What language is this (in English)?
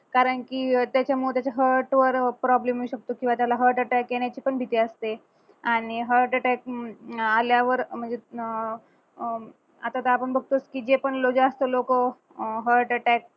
Marathi